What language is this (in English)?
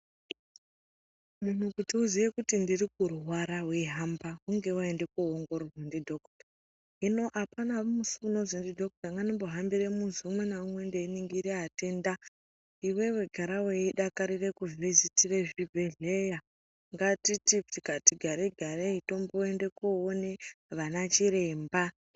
Ndau